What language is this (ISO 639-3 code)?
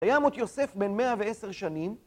heb